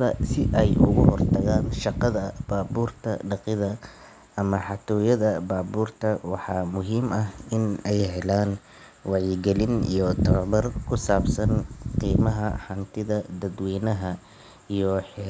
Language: Somali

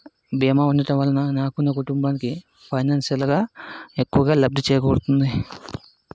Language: Telugu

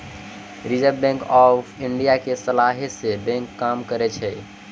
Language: Maithili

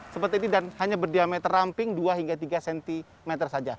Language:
Indonesian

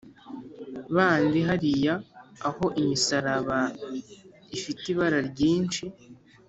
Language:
Kinyarwanda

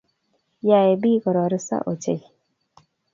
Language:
Kalenjin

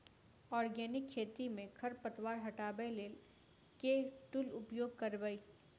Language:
Maithili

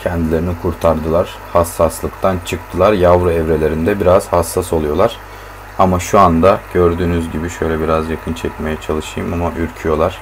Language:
Turkish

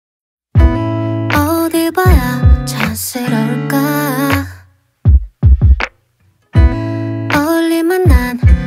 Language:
Korean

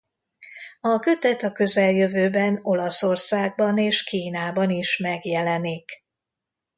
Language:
Hungarian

